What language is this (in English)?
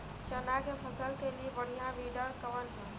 Bhojpuri